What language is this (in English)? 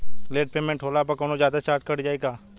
Bhojpuri